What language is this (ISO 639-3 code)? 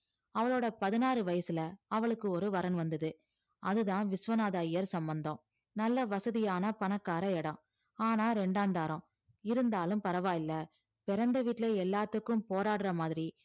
tam